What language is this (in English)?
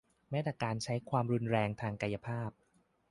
Thai